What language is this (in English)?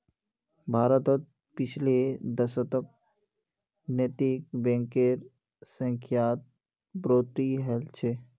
Magahi